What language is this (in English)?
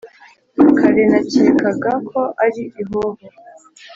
Kinyarwanda